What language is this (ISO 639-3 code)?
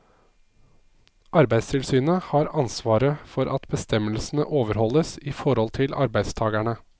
nor